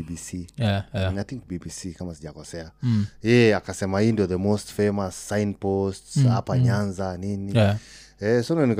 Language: Swahili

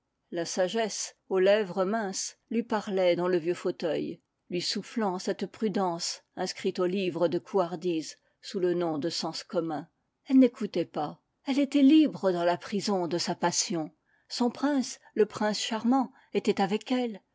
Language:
French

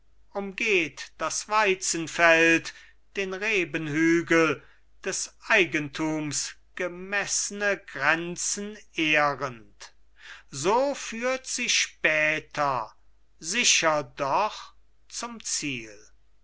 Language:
German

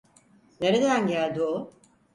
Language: Turkish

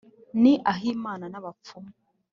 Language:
Kinyarwanda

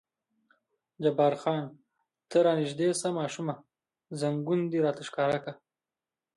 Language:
Pashto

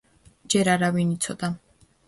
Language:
Georgian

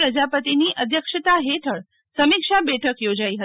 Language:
Gujarati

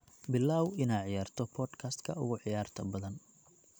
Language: Somali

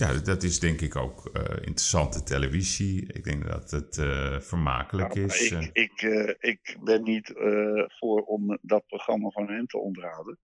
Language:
Dutch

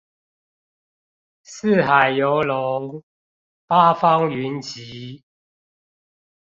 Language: Chinese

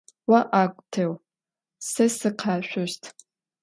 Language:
Adyghe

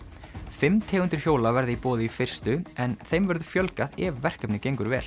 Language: Icelandic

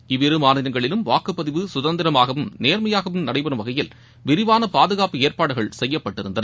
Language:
Tamil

